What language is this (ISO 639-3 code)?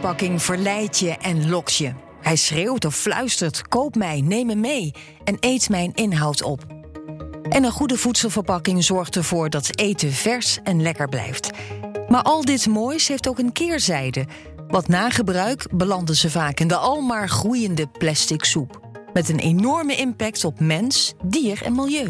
nld